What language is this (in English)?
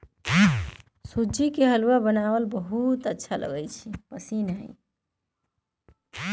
Magahi